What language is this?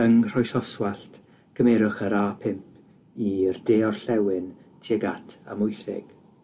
Welsh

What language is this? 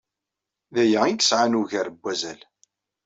Kabyle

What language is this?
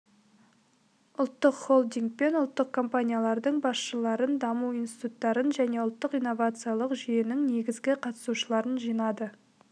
Kazakh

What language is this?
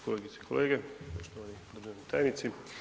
Croatian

